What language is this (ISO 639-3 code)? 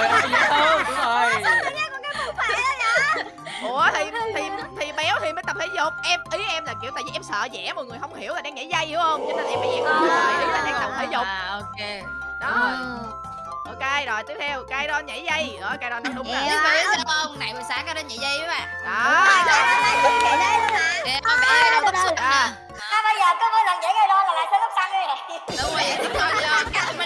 vie